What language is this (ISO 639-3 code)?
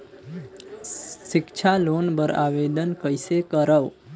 hne